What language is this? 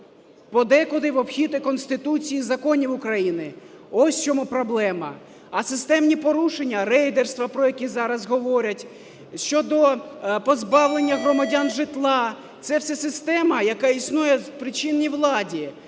Ukrainian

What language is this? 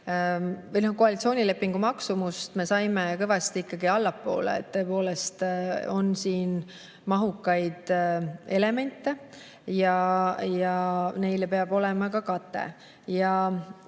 Estonian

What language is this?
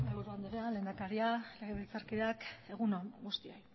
Basque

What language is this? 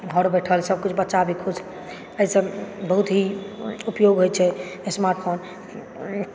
Maithili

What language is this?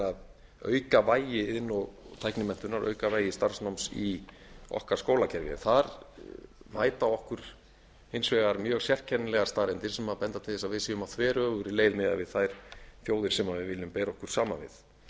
Icelandic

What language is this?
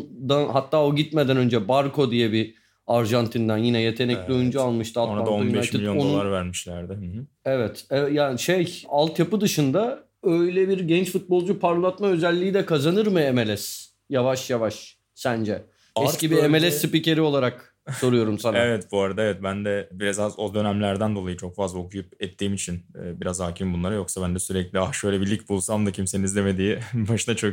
Turkish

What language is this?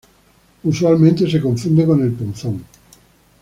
Spanish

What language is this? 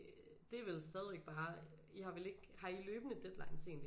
Danish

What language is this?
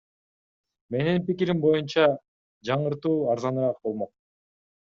Kyrgyz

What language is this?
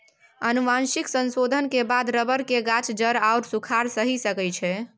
Maithili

